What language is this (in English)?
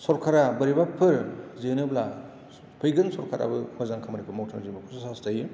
Bodo